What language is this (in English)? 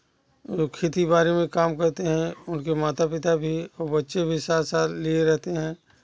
Hindi